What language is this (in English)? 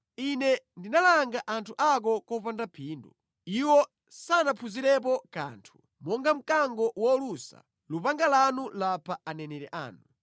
Nyanja